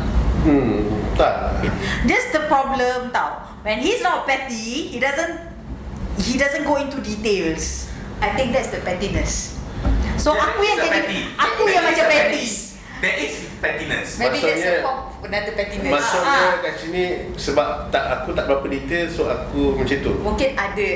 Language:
Malay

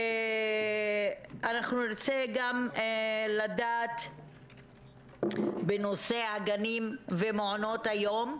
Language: Hebrew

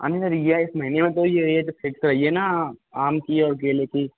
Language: Hindi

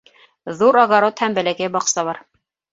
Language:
Bashkir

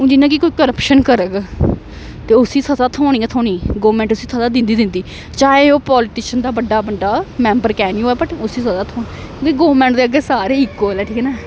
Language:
Dogri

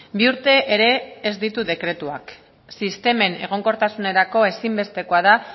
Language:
Basque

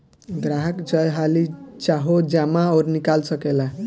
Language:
Bhojpuri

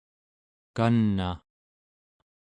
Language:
Central Yupik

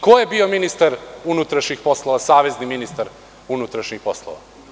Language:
Serbian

